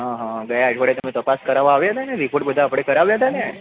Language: Gujarati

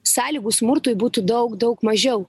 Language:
Lithuanian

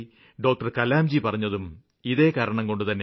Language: Malayalam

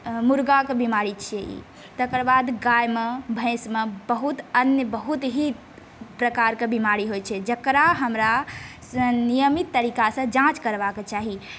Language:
Maithili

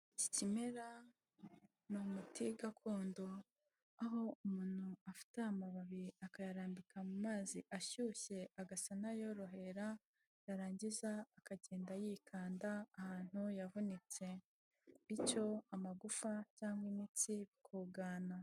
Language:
Kinyarwanda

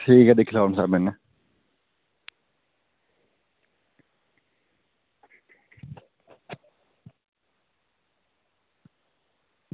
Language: Dogri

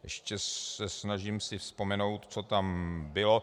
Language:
Czech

